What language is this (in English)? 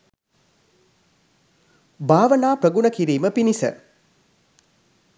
Sinhala